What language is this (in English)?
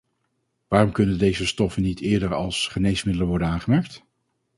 Dutch